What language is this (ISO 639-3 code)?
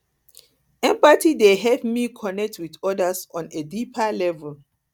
pcm